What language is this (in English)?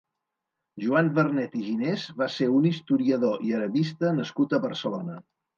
Catalan